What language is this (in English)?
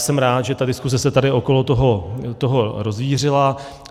Czech